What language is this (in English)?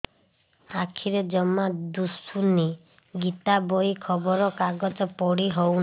Odia